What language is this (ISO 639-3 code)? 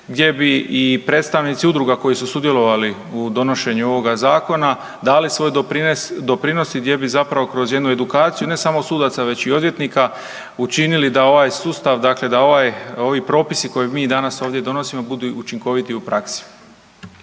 hrv